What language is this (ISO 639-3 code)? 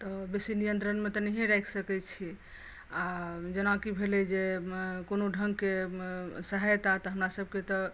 mai